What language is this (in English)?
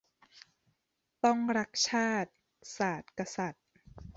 Thai